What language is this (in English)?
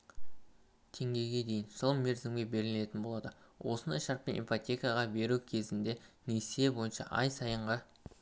Kazakh